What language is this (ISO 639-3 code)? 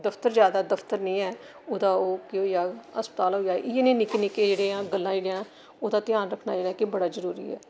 doi